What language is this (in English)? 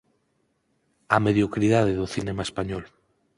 Galician